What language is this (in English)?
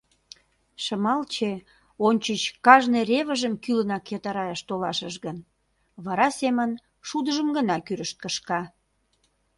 Mari